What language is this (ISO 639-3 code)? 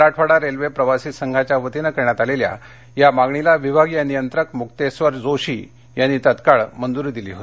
mar